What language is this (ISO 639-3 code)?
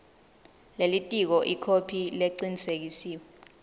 ssw